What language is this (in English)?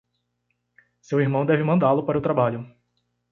Portuguese